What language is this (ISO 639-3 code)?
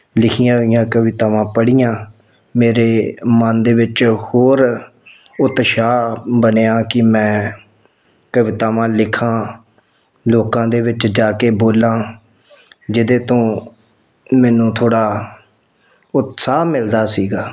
pan